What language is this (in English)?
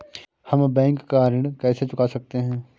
Hindi